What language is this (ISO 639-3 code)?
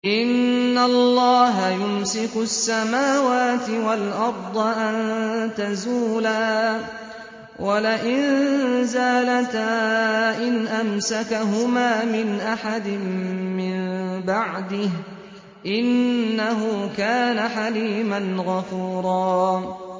ara